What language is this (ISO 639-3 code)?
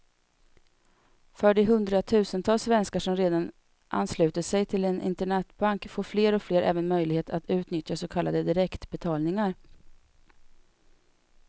swe